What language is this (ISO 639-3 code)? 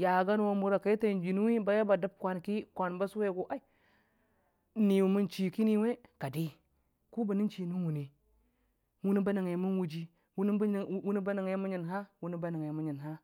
cfa